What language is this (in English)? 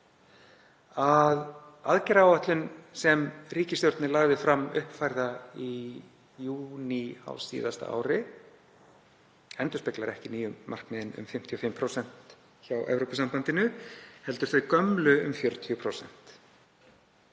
Icelandic